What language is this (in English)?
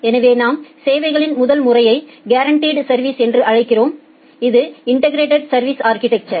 Tamil